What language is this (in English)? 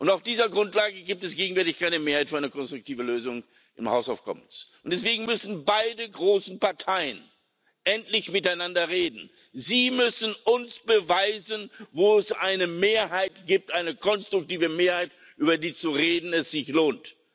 German